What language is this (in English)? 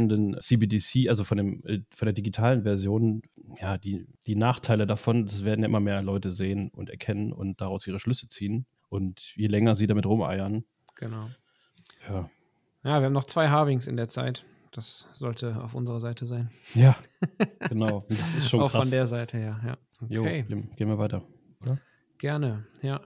German